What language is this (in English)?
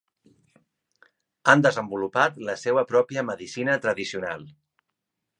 Catalan